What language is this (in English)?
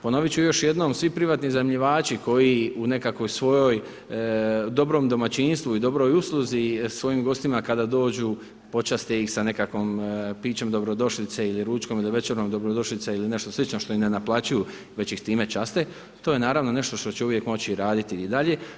Croatian